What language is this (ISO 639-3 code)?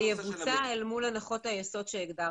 heb